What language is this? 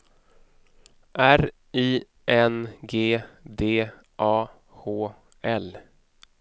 Swedish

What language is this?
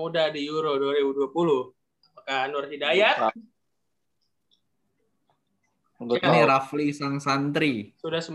Indonesian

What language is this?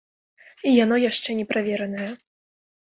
Belarusian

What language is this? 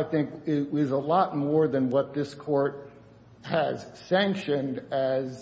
English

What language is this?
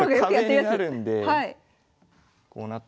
Japanese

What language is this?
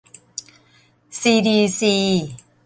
Thai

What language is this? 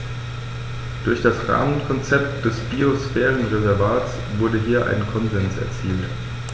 German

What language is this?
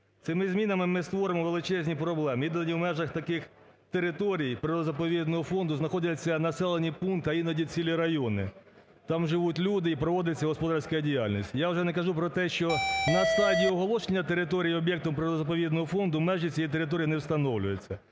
Ukrainian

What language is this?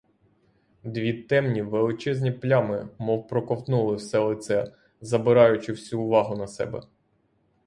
Ukrainian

